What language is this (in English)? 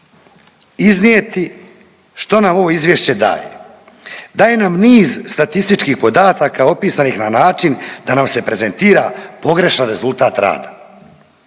Croatian